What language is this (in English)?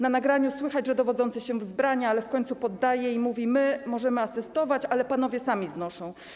Polish